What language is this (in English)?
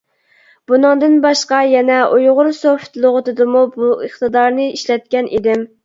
Uyghur